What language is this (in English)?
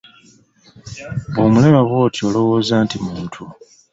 Ganda